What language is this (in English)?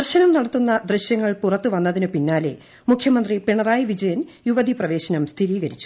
Malayalam